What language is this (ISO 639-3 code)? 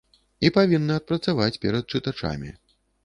bel